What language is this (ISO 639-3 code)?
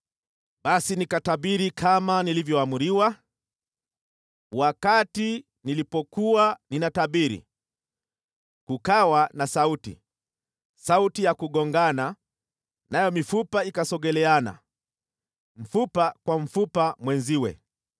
swa